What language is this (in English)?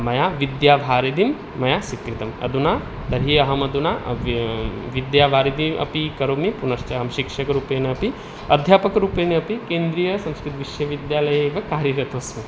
Sanskrit